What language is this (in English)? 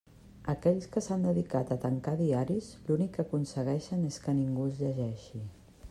Catalan